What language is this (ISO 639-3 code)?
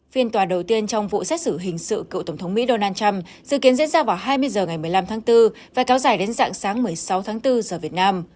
vie